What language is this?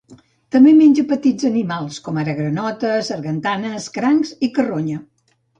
Catalan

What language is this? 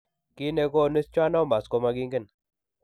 Kalenjin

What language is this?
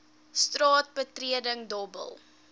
Afrikaans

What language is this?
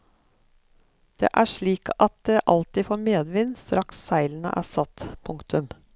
Norwegian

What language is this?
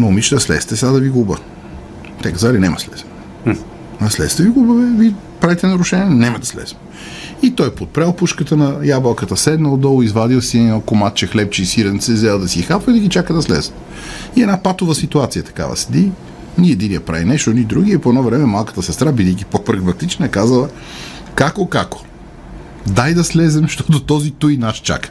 Bulgarian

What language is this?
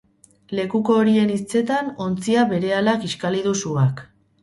Basque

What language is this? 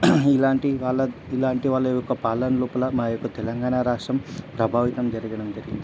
Telugu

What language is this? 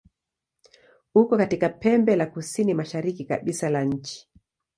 Swahili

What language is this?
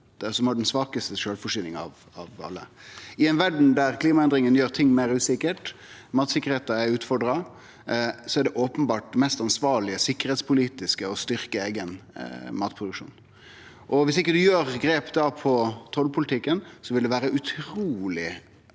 Norwegian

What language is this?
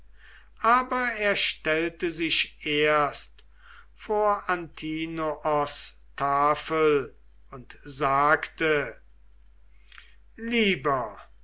German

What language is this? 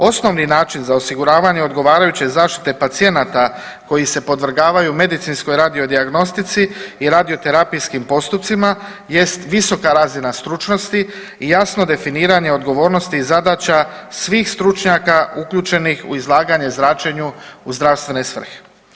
Croatian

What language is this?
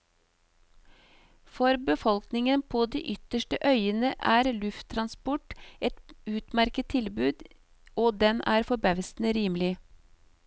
Norwegian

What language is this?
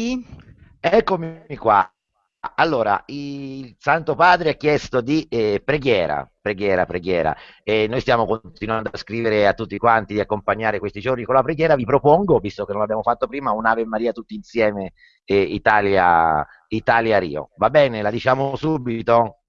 Italian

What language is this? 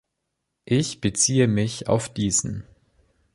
German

